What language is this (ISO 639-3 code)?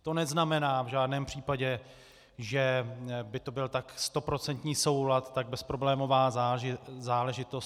ces